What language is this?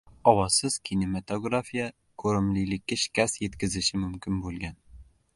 Uzbek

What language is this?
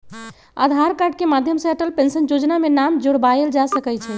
Magahi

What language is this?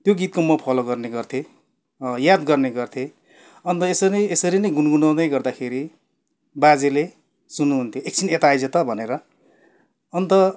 Nepali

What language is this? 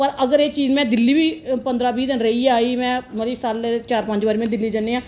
Dogri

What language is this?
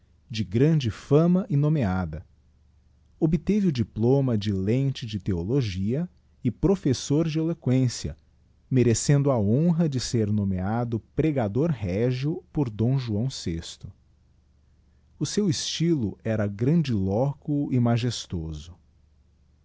Portuguese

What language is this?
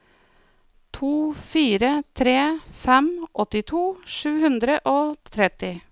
Norwegian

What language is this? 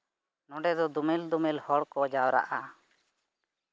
Santali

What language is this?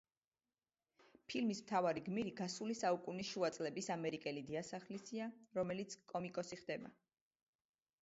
Georgian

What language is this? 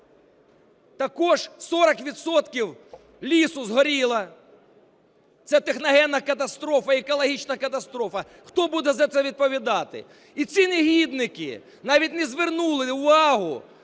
Ukrainian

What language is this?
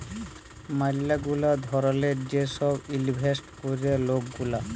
Bangla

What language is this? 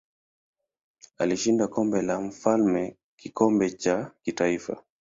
Swahili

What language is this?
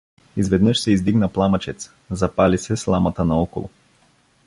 Bulgarian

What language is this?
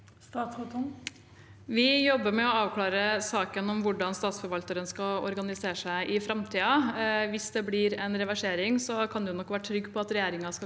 Norwegian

